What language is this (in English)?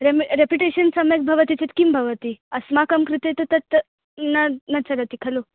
Sanskrit